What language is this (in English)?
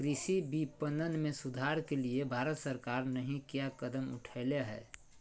Magahi